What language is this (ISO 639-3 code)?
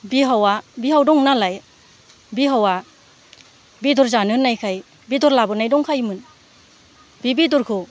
brx